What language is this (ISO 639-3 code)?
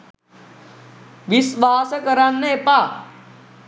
sin